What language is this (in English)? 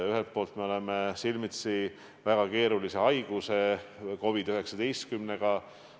Estonian